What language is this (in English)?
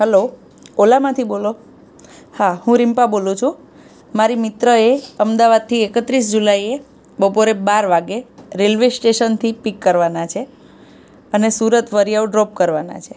Gujarati